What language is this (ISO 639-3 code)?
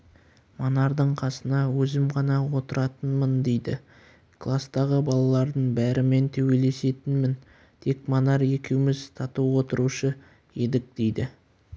kaz